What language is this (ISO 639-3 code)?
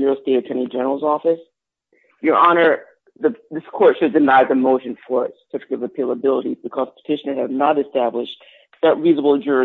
eng